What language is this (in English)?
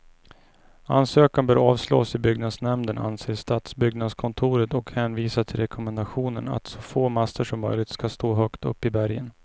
Swedish